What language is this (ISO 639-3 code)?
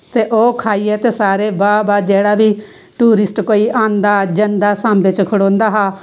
doi